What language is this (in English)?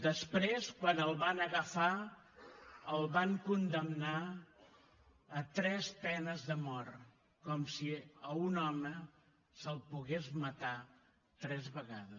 Catalan